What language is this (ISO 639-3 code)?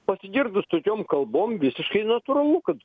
lit